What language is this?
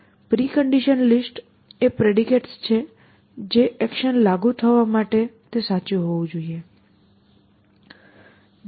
Gujarati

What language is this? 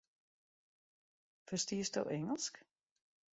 Western Frisian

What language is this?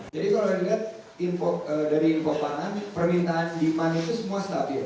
Indonesian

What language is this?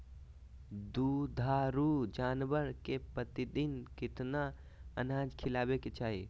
Magahi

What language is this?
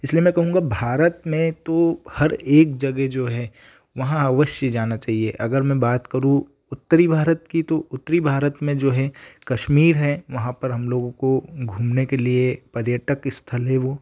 Hindi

